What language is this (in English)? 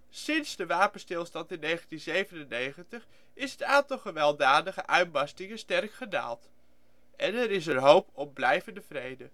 Dutch